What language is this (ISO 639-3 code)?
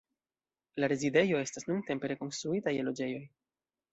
epo